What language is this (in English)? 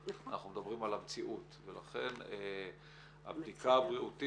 Hebrew